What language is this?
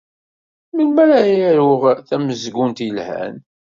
Kabyle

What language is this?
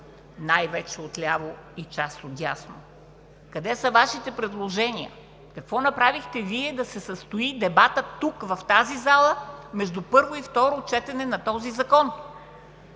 Bulgarian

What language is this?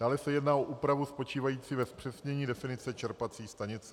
Czech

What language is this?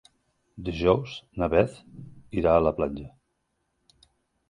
Catalan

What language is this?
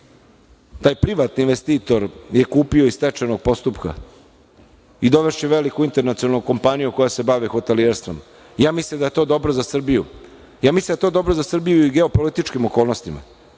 Serbian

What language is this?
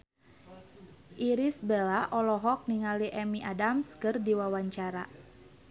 Sundanese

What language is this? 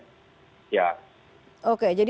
Indonesian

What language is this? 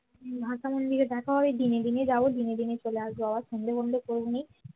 Bangla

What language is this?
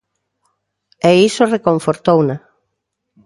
Galician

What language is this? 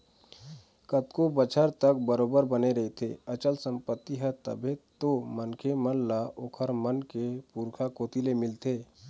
Chhattisgarhi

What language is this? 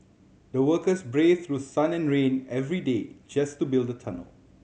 English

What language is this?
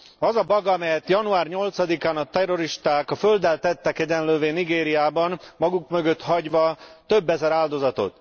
Hungarian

